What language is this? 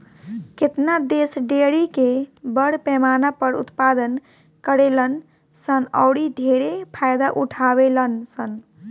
Bhojpuri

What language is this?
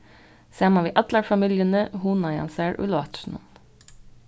Faroese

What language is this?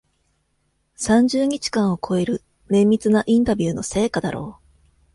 Japanese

